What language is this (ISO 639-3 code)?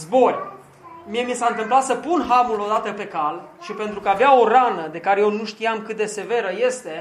ron